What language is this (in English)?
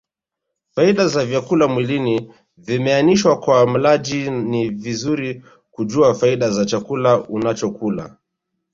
Swahili